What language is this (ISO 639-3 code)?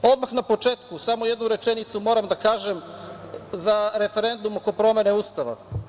srp